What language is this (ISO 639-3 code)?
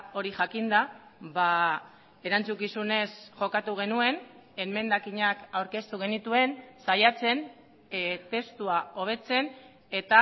eus